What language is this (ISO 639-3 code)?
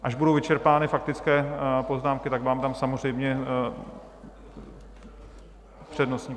ces